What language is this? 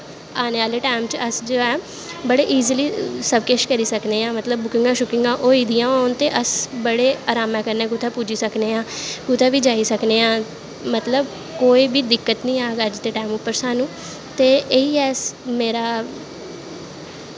Dogri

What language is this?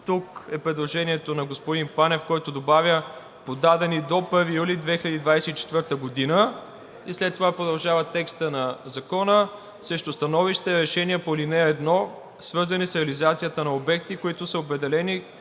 Bulgarian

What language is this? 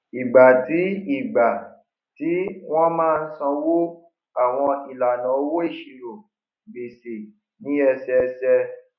Yoruba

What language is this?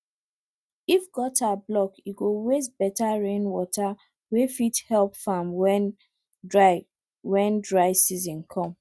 Nigerian Pidgin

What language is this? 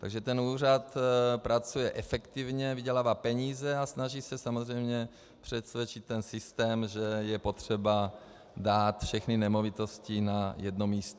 Czech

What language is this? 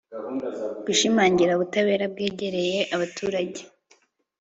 Kinyarwanda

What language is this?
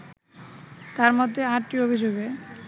Bangla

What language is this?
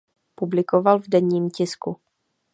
Czech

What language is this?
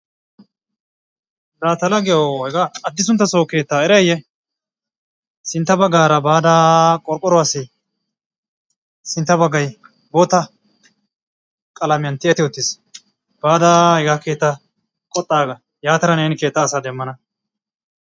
Wolaytta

